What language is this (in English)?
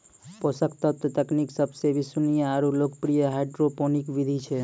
Maithili